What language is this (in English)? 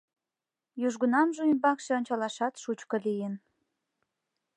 Mari